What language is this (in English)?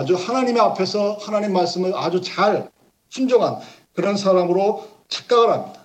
Korean